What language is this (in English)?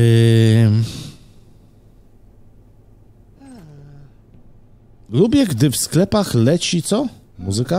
Polish